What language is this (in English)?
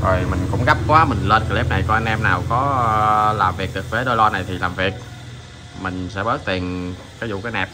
Vietnamese